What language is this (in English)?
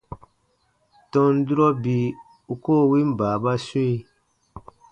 Baatonum